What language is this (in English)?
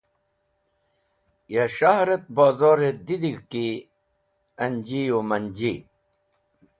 Wakhi